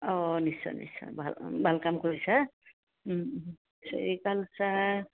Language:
Assamese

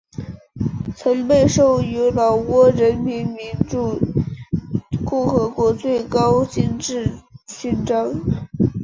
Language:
Chinese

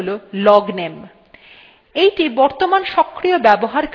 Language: Bangla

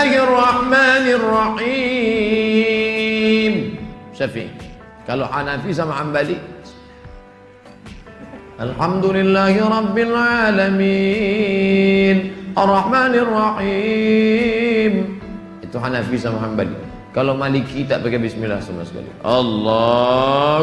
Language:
Malay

